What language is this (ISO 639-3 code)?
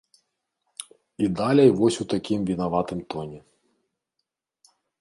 bel